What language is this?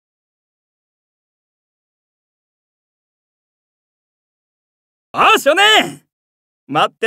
Japanese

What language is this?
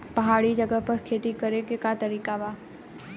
Bhojpuri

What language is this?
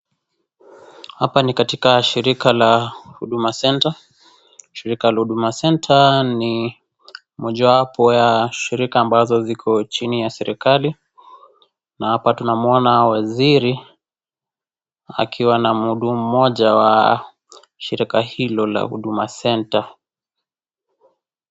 Swahili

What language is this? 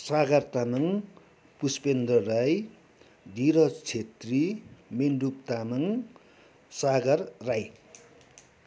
Nepali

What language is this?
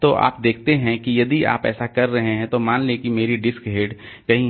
Hindi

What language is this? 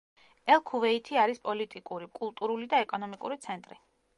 Georgian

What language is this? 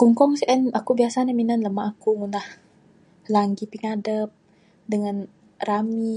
Bukar-Sadung Bidayuh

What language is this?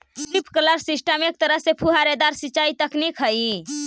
Magahi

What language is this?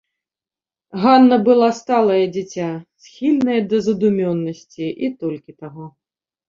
Belarusian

